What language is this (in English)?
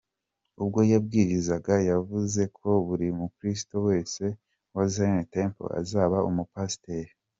Kinyarwanda